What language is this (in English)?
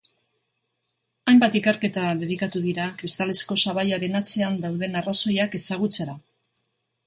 Basque